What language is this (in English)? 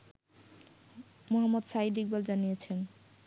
Bangla